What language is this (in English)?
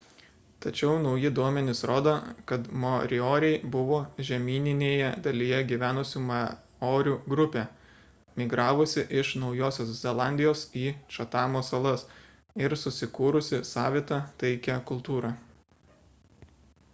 Lithuanian